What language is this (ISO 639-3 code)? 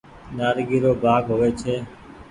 gig